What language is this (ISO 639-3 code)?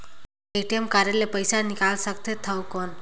hne